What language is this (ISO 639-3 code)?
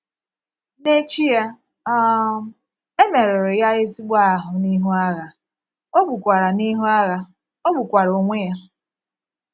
ibo